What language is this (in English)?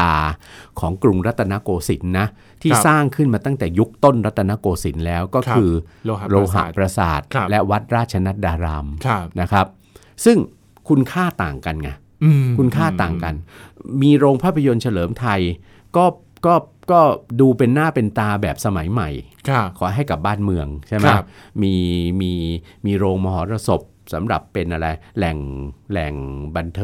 Thai